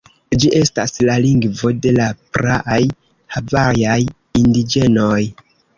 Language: Esperanto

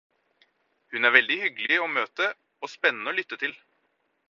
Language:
Norwegian Bokmål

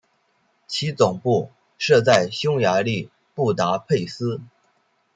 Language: Chinese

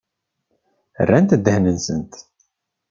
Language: Kabyle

